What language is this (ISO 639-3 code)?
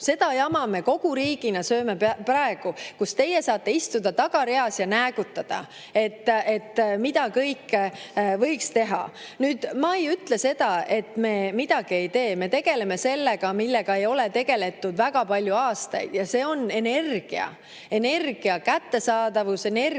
est